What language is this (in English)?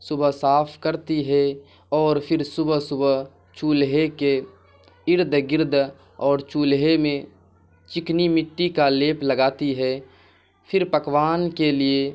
Urdu